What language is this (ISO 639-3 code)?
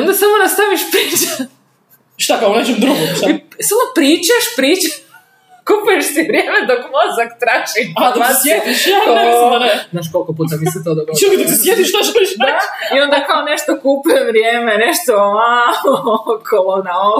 hrv